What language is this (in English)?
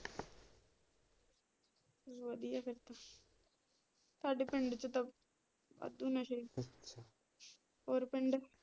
Punjabi